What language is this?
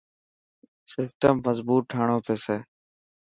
Dhatki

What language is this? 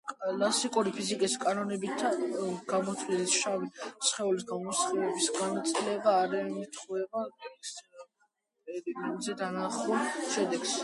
Georgian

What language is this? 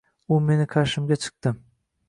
Uzbek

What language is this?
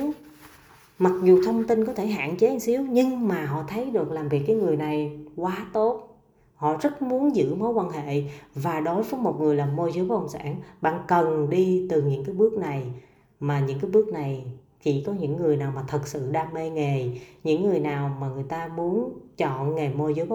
Vietnamese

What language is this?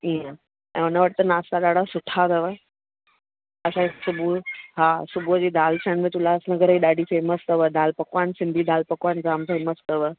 Sindhi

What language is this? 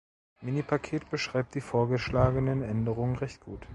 German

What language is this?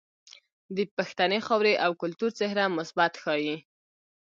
Pashto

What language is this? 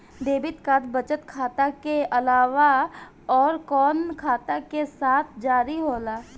Bhojpuri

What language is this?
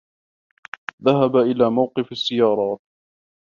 Arabic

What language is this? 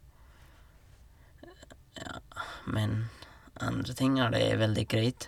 Norwegian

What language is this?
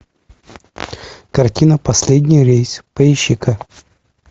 Russian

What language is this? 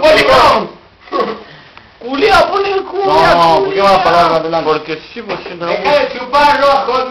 Dutch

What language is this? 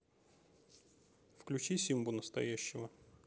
Russian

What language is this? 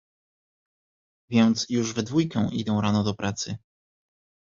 Polish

